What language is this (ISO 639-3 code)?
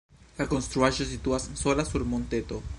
epo